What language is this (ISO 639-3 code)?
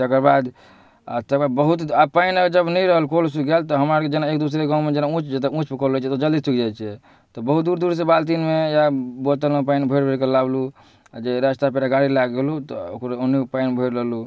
mai